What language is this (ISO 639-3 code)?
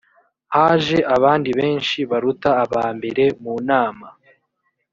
kin